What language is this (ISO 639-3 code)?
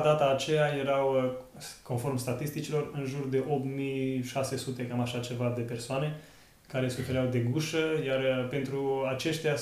ron